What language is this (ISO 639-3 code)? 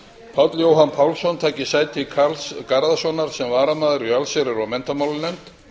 isl